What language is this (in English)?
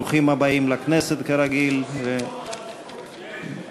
Hebrew